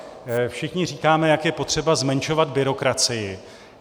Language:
Czech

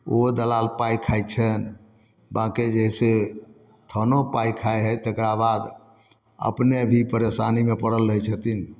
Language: Maithili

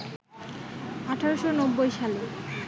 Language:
Bangla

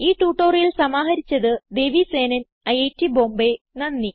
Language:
Malayalam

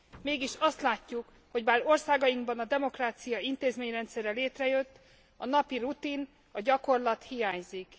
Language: Hungarian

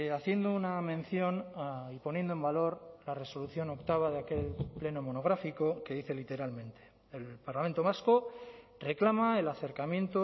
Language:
Spanish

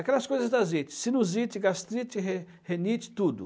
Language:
Portuguese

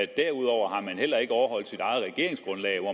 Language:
Danish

